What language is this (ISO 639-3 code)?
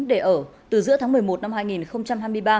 vie